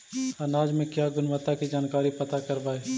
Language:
Magahi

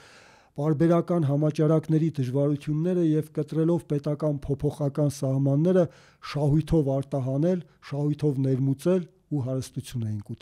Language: Turkish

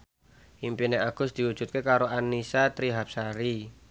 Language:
Javanese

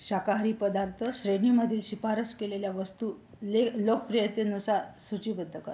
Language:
Marathi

